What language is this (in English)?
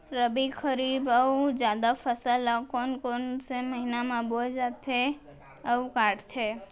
Chhattisgarhi